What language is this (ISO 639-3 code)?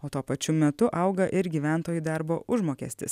lit